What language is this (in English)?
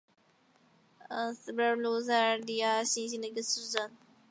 Chinese